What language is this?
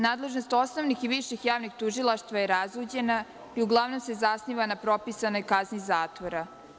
Serbian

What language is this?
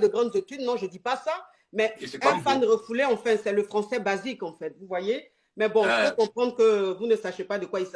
French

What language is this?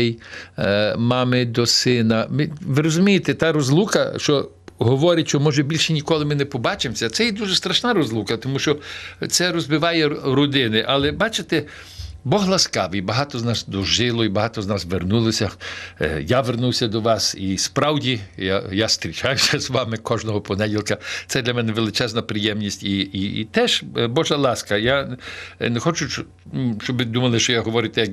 Ukrainian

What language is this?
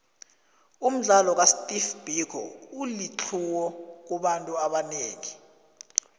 South Ndebele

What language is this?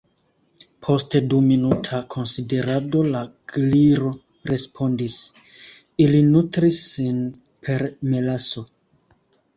Esperanto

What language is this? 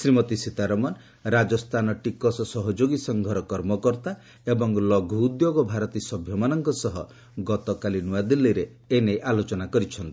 Odia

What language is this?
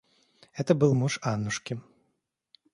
Russian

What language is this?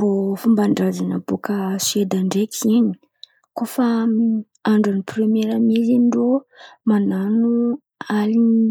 Antankarana Malagasy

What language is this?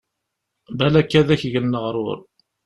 Kabyle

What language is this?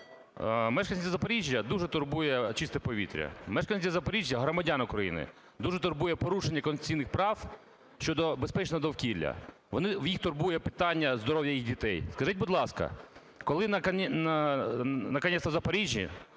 Ukrainian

